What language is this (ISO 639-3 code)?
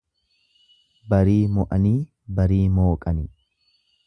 orm